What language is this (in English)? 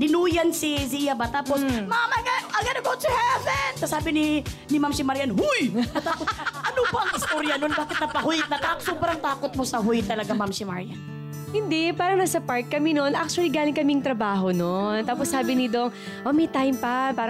Filipino